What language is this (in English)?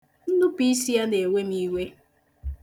Igbo